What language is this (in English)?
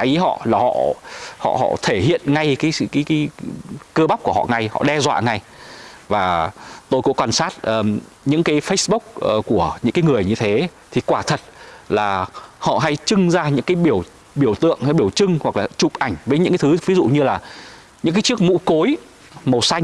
Vietnamese